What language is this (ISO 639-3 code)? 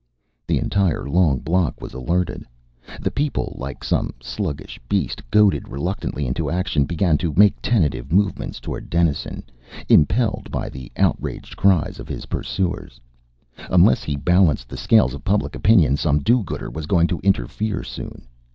eng